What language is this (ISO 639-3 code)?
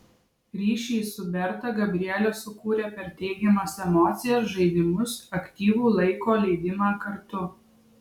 lit